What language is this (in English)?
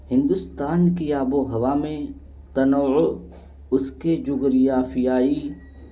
Urdu